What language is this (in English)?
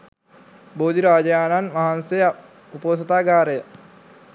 Sinhala